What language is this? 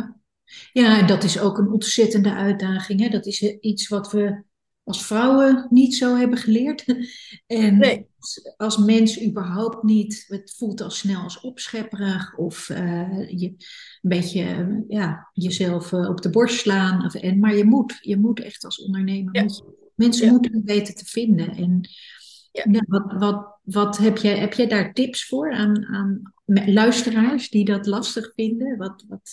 Dutch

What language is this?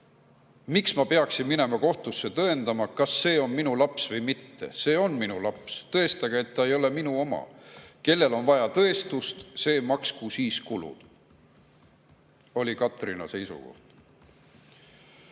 Estonian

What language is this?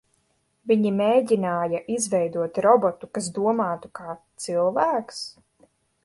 Latvian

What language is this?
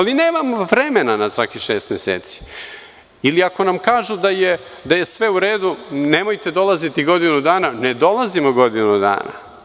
Serbian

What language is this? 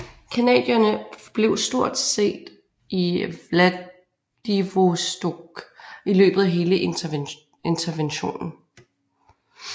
Danish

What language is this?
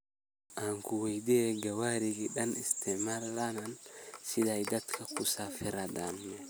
Somali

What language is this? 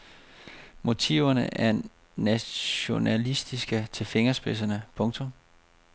Danish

